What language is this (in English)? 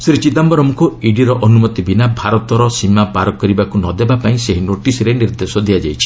Odia